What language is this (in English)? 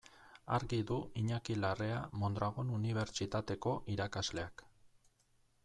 Basque